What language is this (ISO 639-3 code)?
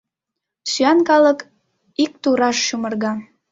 chm